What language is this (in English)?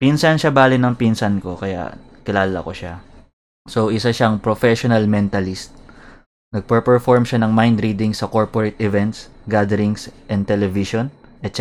Filipino